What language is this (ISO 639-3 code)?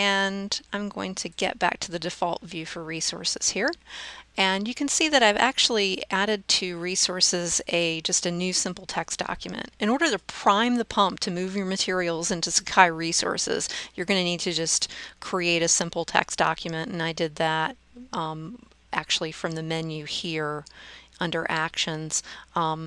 eng